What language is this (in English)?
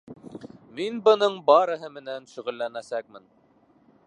Bashkir